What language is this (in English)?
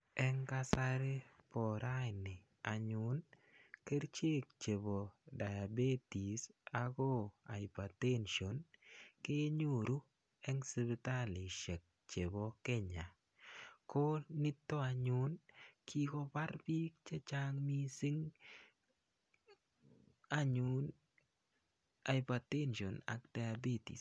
Kalenjin